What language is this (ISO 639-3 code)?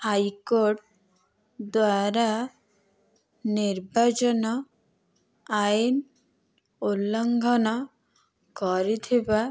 ori